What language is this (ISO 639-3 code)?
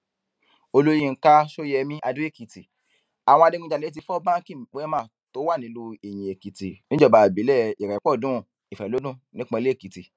yor